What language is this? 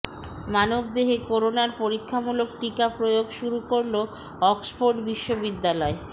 Bangla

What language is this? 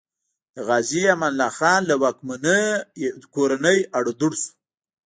Pashto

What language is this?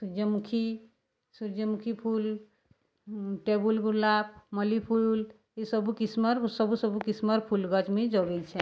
Odia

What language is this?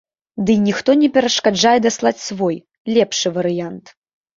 Belarusian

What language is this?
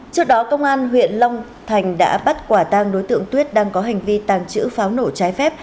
Vietnamese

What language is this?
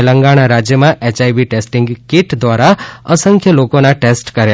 Gujarati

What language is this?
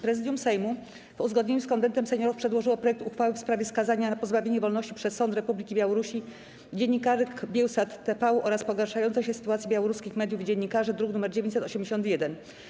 Polish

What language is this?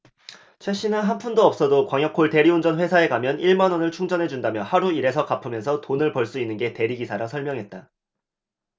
Korean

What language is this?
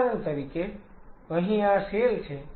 Gujarati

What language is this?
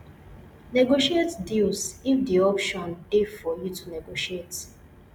Nigerian Pidgin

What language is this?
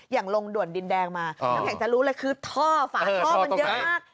Thai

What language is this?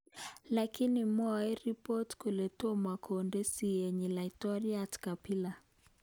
Kalenjin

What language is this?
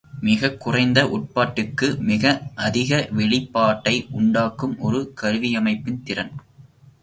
Tamil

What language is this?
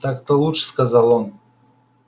Russian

